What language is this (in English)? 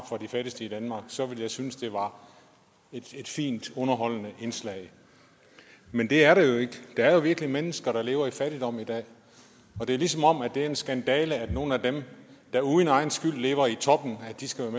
Danish